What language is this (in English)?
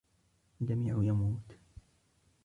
Arabic